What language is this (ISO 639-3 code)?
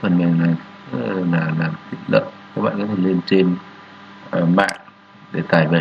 vie